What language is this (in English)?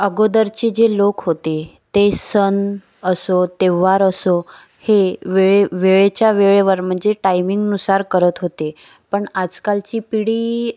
Marathi